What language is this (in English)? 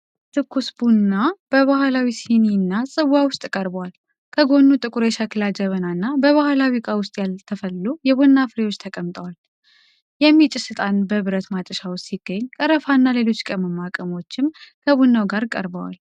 Amharic